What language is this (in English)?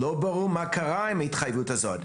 Hebrew